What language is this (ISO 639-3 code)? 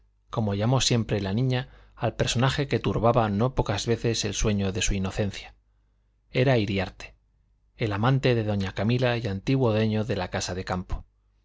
spa